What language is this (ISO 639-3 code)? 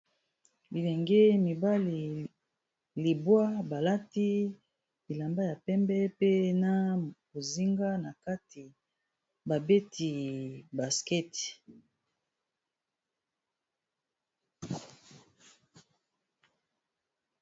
lin